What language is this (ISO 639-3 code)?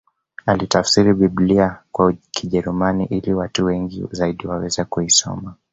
swa